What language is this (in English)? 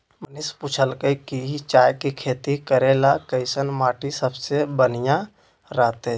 Magahi